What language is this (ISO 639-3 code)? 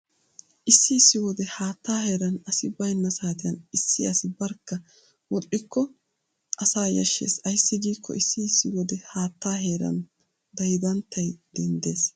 wal